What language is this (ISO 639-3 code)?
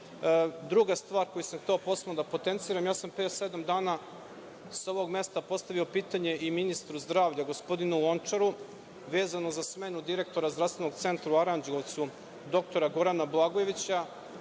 srp